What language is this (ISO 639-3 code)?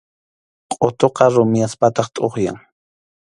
qxu